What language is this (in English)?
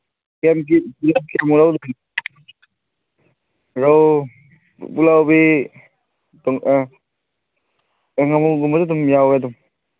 Manipuri